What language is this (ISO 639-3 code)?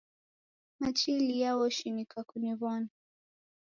dav